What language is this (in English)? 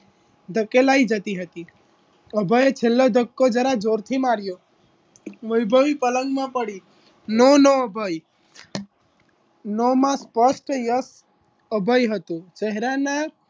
Gujarati